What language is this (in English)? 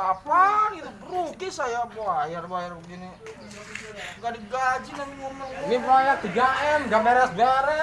Indonesian